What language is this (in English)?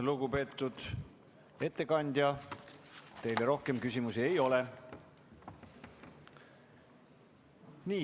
Estonian